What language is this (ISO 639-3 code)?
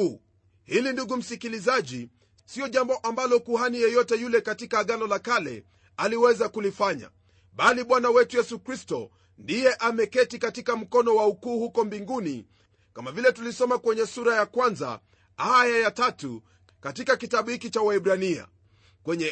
swa